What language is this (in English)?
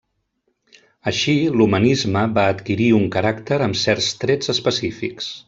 Catalan